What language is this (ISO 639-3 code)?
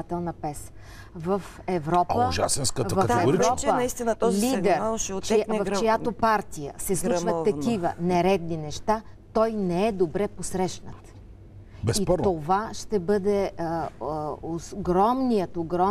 bul